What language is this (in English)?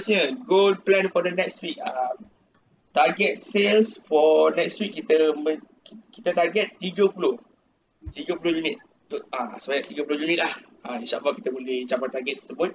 Malay